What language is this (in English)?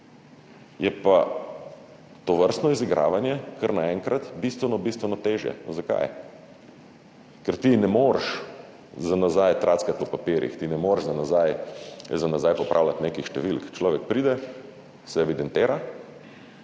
Slovenian